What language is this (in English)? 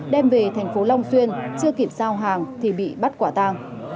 Vietnamese